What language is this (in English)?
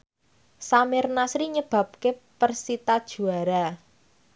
Javanese